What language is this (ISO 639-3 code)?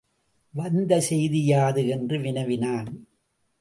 tam